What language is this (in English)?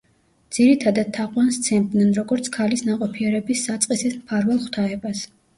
Georgian